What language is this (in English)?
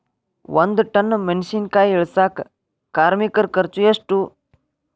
Kannada